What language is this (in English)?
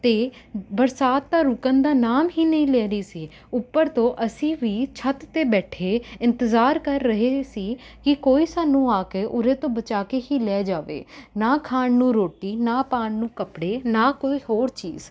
Punjabi